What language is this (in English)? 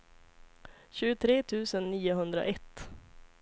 Swedish